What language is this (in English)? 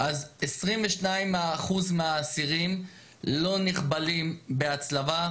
Hebrew